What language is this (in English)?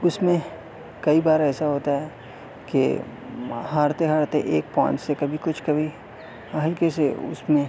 Urdu